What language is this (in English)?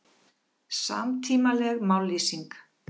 Icelandic